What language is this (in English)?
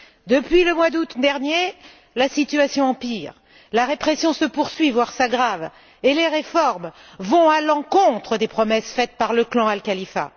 French